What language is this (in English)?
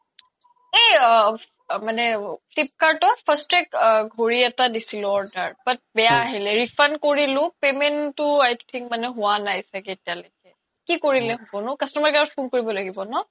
Assamese